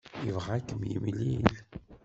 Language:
Kabyle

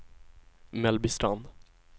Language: Swedish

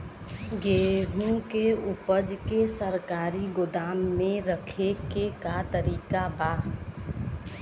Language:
Bhojpuri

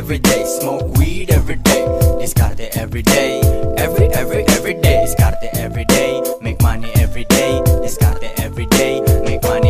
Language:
Filipino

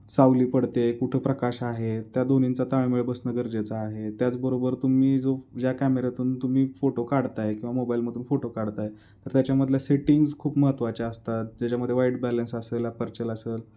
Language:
Marathi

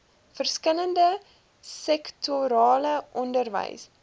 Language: Afrikaans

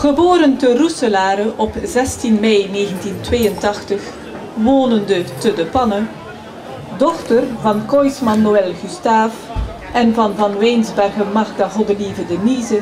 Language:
Dutch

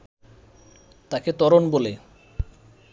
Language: Bangla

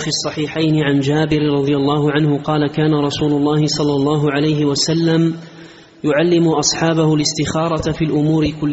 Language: Arabic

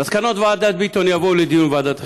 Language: Hebrew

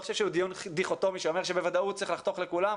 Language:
Hebrew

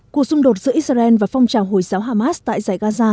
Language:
Vietnamese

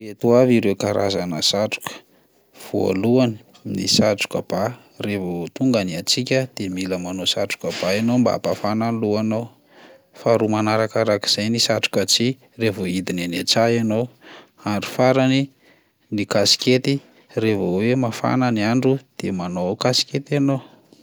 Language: Malagasy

